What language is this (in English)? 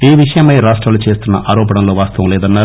Telugu